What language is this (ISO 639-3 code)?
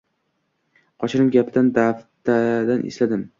uzb